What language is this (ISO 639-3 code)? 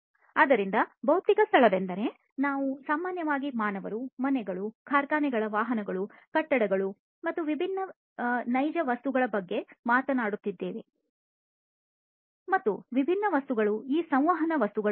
kan